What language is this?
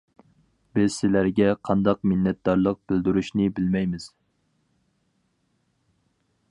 Uyghur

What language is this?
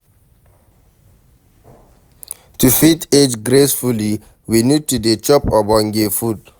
Nigerian Pidgin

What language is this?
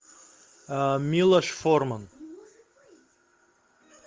Russian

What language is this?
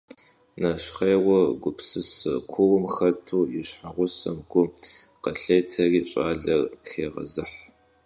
Kabardian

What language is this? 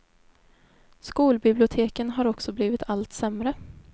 Swedish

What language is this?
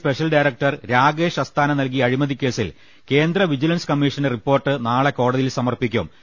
Malayalam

